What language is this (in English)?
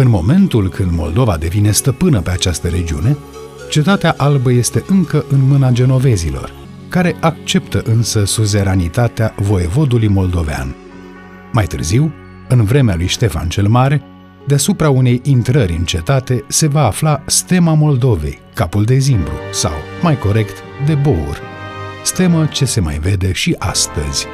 Romanian